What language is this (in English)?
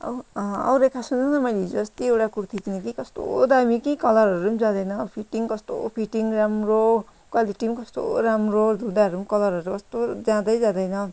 Nepali